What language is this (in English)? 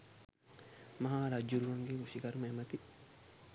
Sinhala